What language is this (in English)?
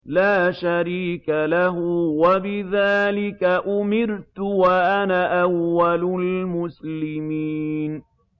Arabic